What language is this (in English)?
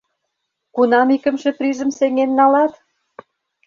Mari